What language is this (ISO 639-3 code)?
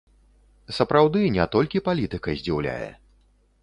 bel